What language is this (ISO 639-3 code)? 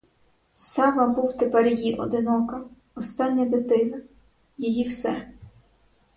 ukr